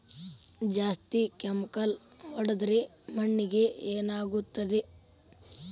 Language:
Kannada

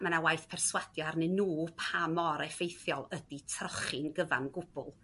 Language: Welsh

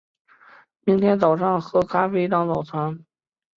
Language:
Chinese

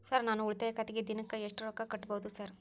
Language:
Kannada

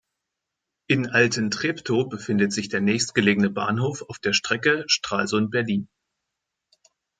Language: German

